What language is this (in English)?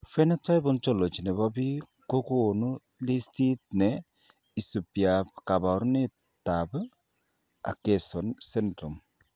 Kalenjin